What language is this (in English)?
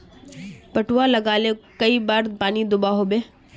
Magahi